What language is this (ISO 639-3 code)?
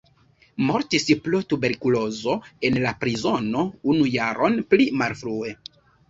epo